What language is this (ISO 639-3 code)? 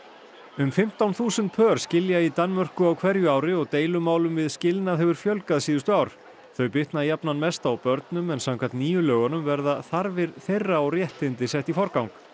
isl